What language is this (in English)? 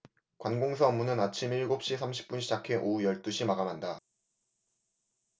Korean